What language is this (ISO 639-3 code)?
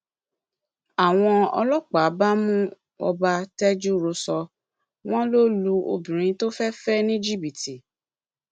yor